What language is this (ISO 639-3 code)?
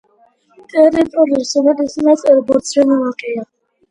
kat